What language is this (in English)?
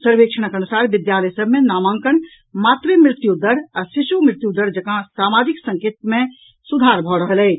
Maithili